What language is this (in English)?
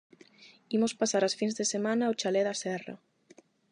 Galician